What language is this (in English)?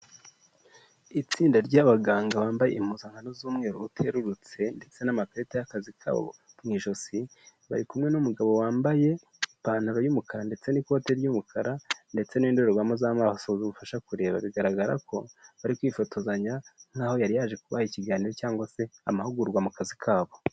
Kinyarwanda